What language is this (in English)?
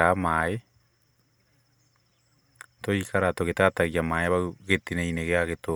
Kikuyu